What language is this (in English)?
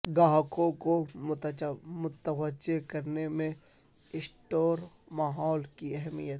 Urdu